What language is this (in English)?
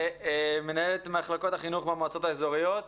Hebrew